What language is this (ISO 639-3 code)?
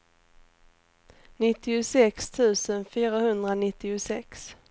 swe